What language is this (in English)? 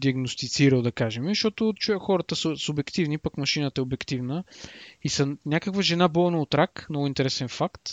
Bulgarian